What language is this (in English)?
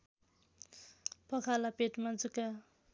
Nepali